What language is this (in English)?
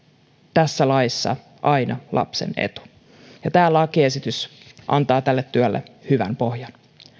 Finnish